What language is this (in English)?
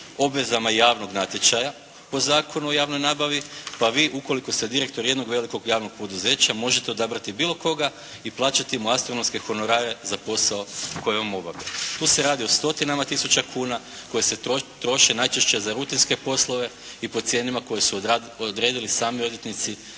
Croatian